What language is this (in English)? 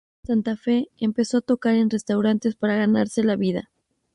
Spanish